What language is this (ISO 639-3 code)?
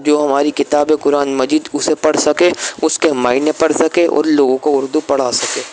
urd